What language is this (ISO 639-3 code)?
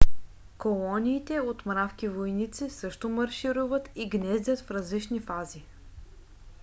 bul